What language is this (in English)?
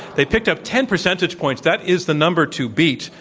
English